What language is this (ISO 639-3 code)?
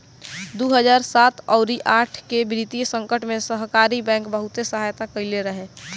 bho